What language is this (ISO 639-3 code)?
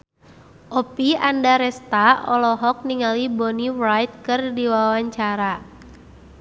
sun